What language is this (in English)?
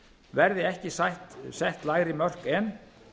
Icelandic